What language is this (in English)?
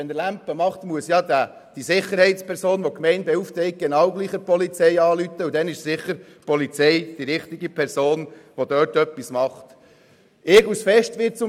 Swiss German